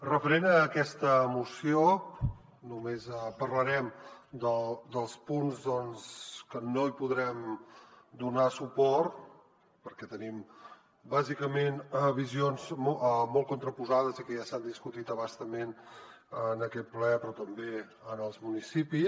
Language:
Catalan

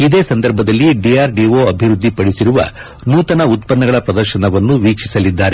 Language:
Kannada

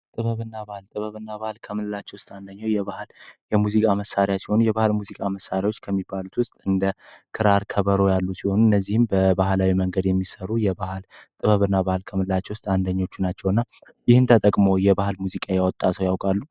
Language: Amharic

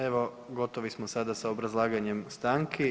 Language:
Croatian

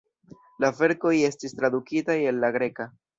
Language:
Esperanto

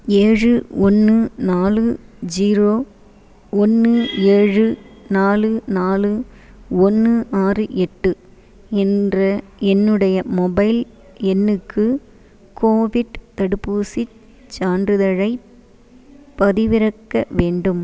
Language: Tamil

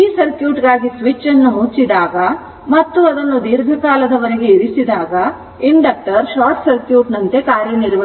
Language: Kannada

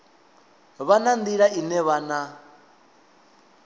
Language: Venda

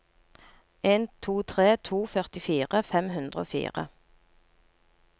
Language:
Norwegian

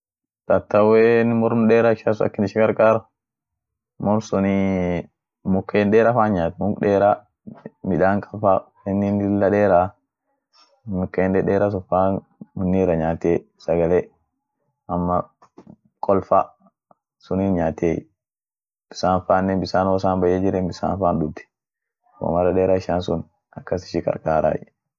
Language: Orma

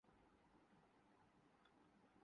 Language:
Urdu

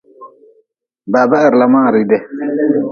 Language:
Nawdm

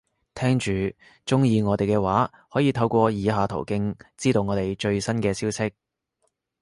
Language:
Cantonese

